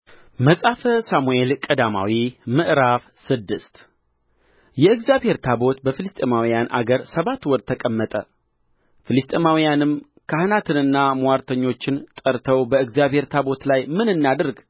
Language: Amharic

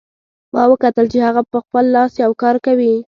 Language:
Pashto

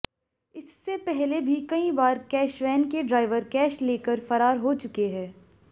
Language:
Hindi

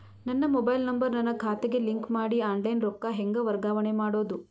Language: Kannada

